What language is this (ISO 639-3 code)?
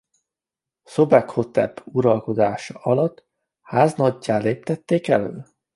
hun